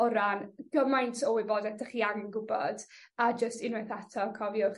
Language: Welsh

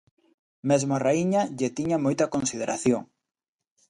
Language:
Galician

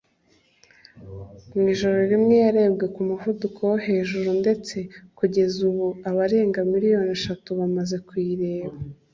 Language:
Kinyarwanda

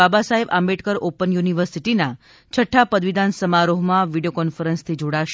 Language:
Gujarati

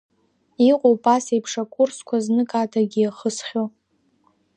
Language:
Abkhazian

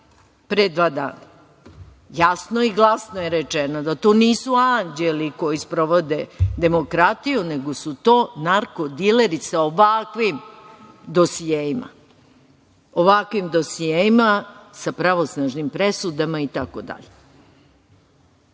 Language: Serbian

